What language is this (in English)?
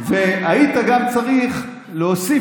Hebrew